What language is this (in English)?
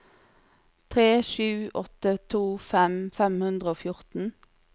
Norwegian